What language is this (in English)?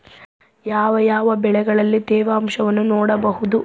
Kannada